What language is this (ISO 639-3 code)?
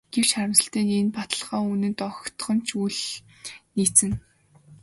mon